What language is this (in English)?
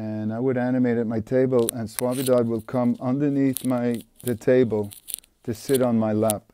English